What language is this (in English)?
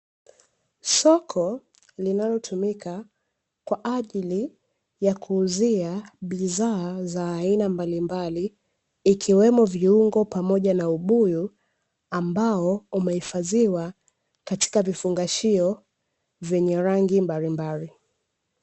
Swahili